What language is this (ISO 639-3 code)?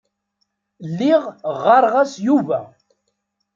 kab